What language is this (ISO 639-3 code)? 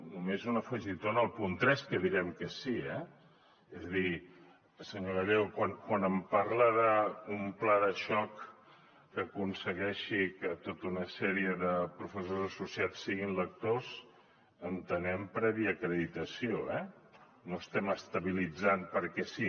cat